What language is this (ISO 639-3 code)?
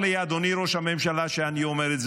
heb